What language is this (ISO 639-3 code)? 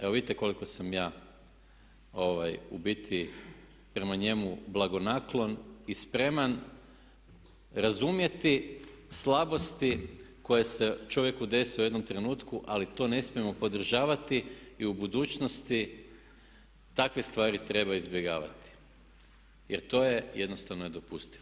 hrv